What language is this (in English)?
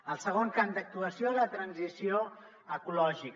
Catalan